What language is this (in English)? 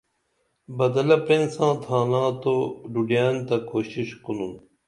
Dameli